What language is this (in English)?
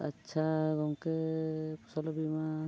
Santali